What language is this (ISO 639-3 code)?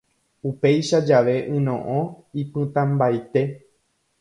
grn